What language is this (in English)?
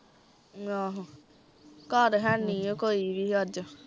Punjabi